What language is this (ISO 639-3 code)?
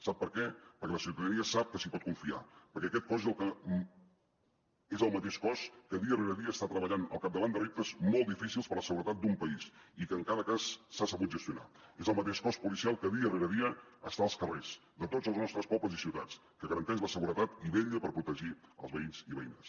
cat